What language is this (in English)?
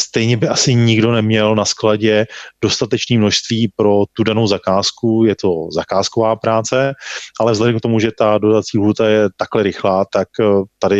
Czech